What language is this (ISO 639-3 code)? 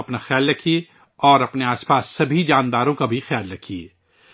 urd